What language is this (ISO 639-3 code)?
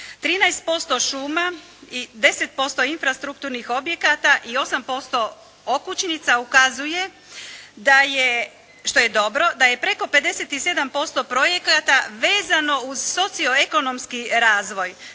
hrv